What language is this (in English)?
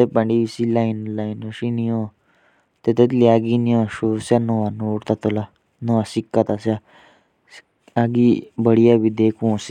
Jaunsari